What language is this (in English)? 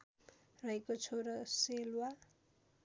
Nepali